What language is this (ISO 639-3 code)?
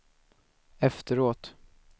swe